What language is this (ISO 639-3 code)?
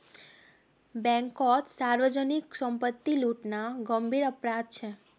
mag